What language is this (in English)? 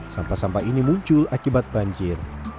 Indonesian